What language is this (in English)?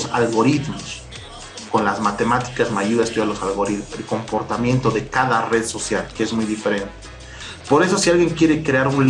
Spanish